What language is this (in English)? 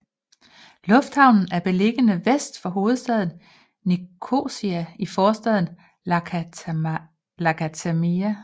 Danish